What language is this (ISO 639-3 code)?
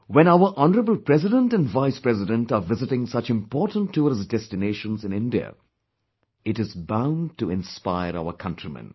eng